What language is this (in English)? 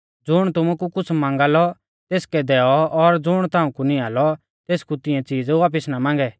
Mahasu Pahari